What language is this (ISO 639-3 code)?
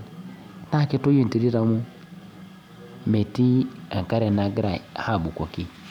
mas